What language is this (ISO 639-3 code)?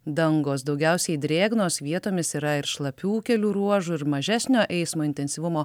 lit